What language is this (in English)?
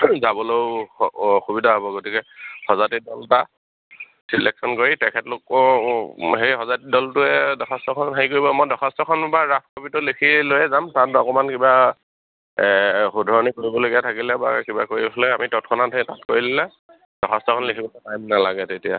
Assamese